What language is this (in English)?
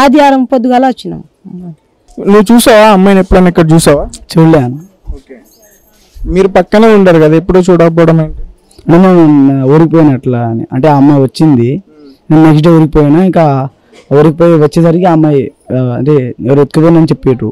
Telugu